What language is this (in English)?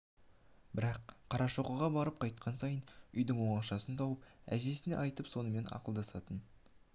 Kazakh